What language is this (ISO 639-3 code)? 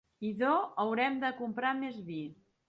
cat